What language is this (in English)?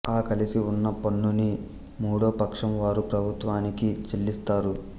Telugu